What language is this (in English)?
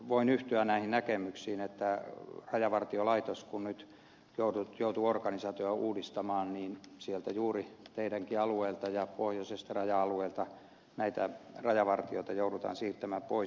Finnish